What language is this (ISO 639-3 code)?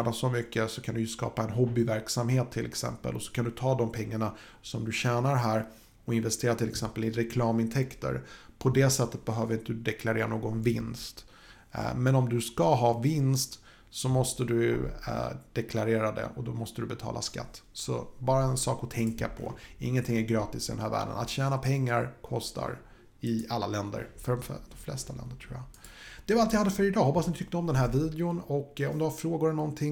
swe